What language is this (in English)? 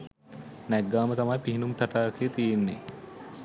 Sinhala